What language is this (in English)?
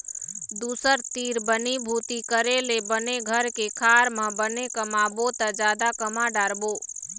Chhattisgarhi